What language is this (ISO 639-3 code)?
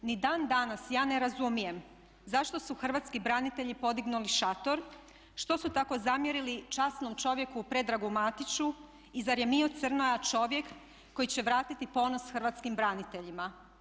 hrv